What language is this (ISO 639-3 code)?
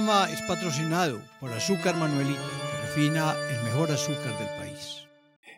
spa